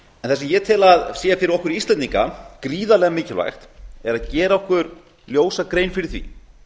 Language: Icelandic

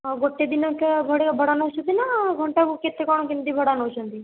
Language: Odia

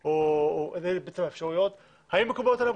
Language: Hebrew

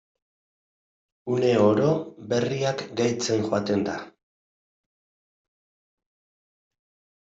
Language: Basque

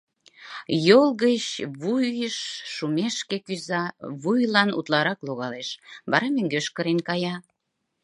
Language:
Mari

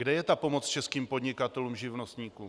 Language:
Czech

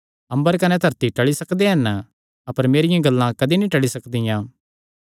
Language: Kangri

